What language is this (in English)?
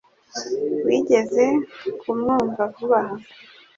Kinyarwanda